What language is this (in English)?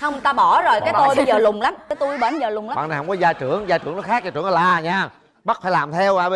Vietnamese